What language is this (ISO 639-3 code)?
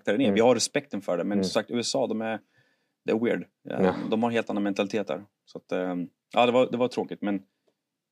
swe